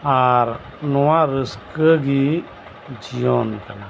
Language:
Santali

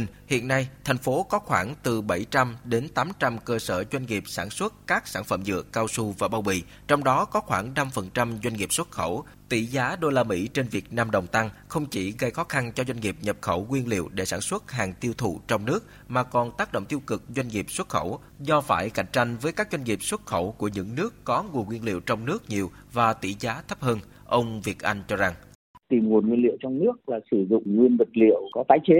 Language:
Vietnamese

